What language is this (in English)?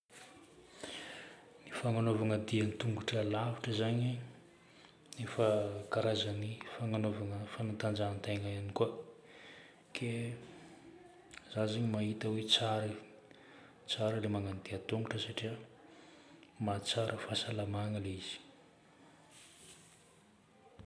Northern Betsimisaraka Malagasy